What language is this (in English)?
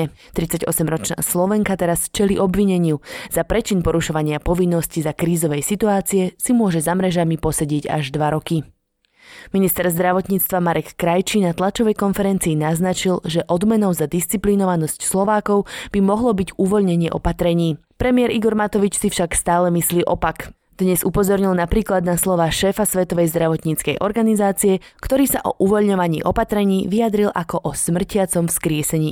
Slovak